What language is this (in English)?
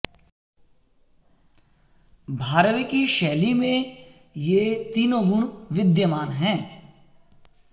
Sanskrit